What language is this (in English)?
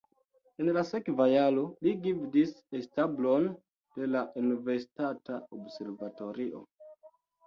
Esperanto